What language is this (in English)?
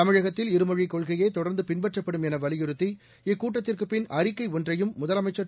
Tamil